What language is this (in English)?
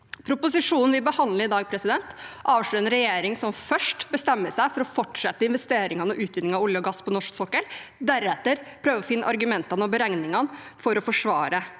Norwegian